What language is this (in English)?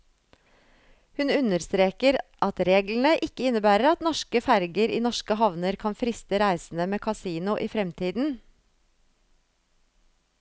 Norwegian